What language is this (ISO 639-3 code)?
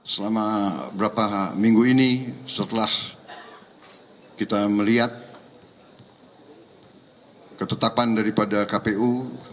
ind